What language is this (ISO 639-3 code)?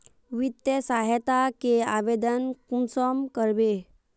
mag